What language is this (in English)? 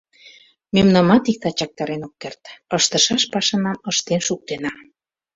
Mari